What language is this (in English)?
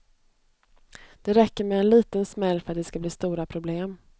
Swedish